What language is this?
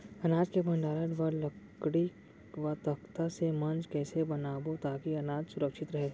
Chhattisgarhi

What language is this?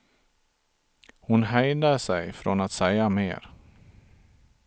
Swedish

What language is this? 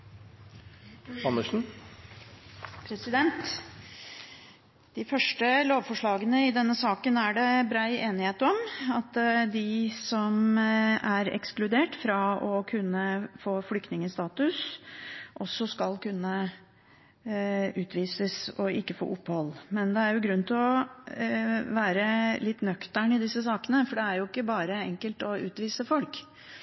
Norwegian Bokmål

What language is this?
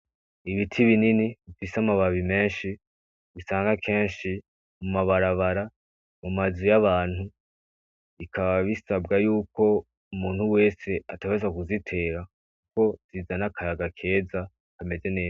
Rundi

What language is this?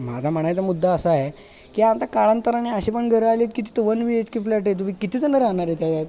Marathi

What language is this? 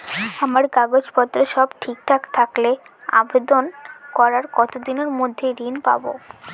Bangla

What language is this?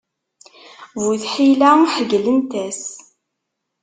Kabyle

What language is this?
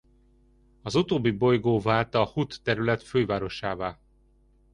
Hungarian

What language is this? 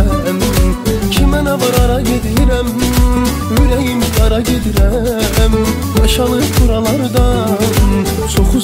Turkish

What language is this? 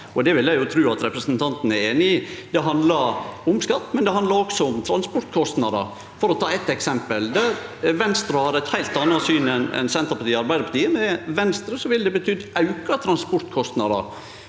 Norwegian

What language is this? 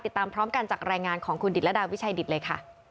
Thai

